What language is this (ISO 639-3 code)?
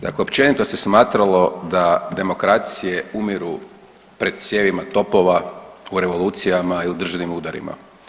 hrv